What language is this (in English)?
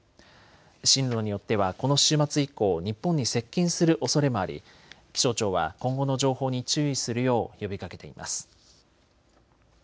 Japanese